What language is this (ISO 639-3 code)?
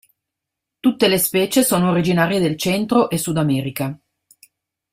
ita